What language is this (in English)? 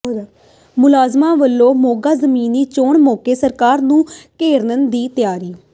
Punjabi